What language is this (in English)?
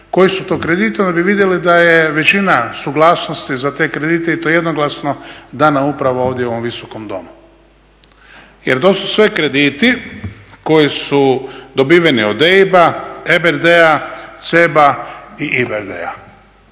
Croatian